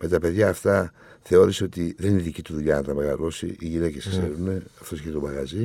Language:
Greek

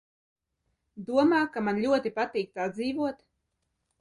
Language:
Latvian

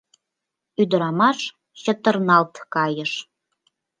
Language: Mari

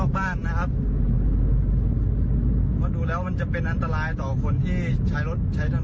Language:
Thai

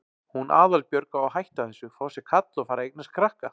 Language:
Icelandic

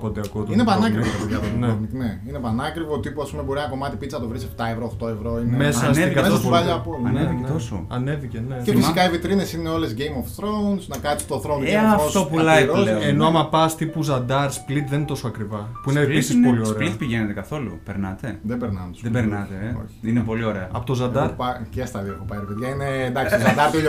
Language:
Greek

